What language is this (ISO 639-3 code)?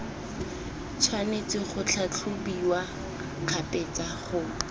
tsn